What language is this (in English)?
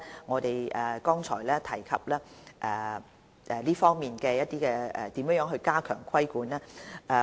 Cantonese